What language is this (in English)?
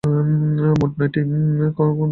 Bangla